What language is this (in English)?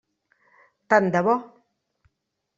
Catalan